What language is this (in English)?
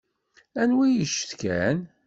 Kabyle